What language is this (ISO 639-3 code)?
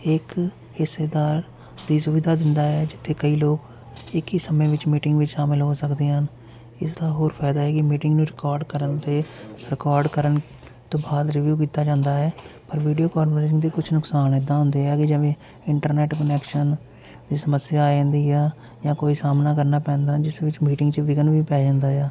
pan